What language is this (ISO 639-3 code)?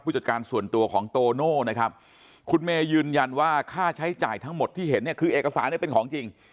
tha